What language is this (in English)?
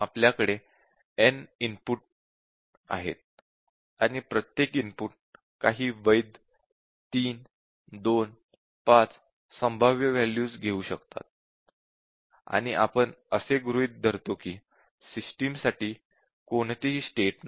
Marathi